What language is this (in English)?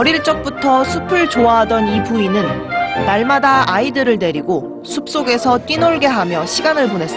Korean